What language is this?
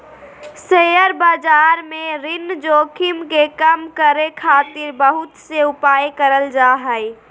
Magahi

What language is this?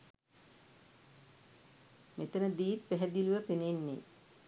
Sinhala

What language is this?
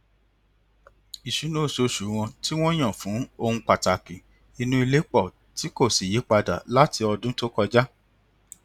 Yoruba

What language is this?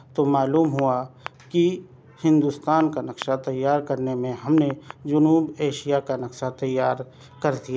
Urdu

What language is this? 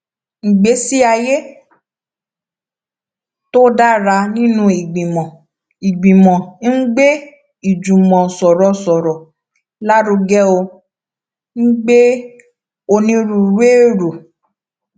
Yoruba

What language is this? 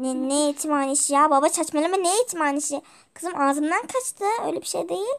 Turkish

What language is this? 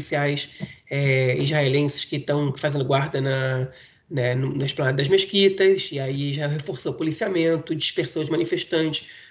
Portuguese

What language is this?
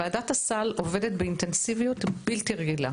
Hebrew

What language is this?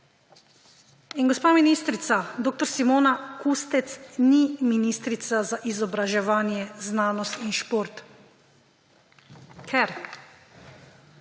Slovenian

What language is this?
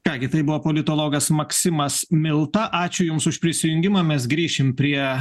Lithuanian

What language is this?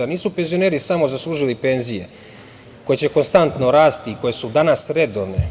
Serbian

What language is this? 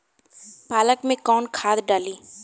Bhojpuri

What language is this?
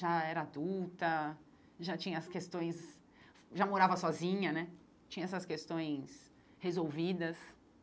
Portuguese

